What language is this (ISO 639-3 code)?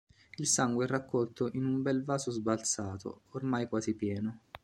ita